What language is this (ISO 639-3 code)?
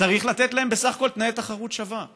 heb